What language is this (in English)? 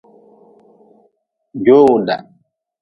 Nawdm